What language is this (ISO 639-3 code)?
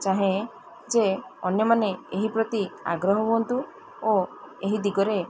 ori